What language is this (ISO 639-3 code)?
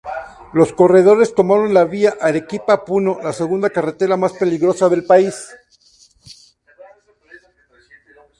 spa